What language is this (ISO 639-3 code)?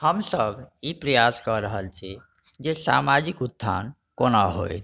mai